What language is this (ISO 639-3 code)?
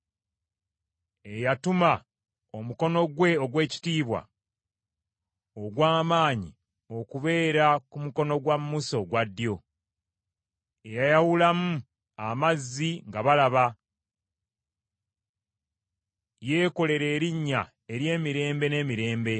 lug